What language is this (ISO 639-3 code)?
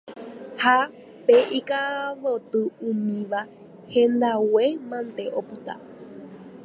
grn